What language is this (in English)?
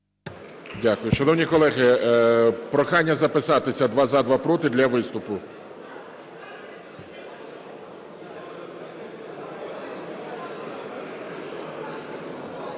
Ukrainian